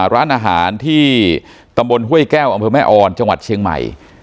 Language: Thai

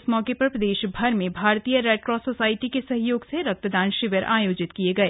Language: Hindi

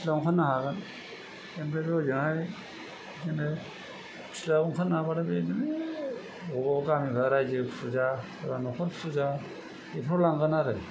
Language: Bodo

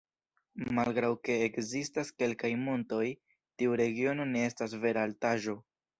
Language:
Esperanto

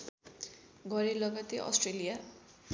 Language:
Nepali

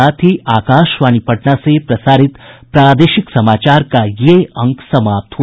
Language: Hindi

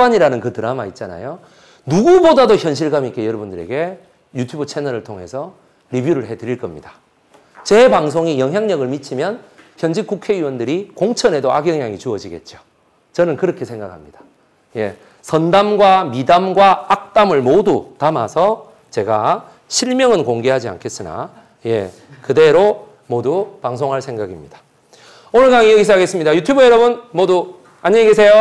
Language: Korean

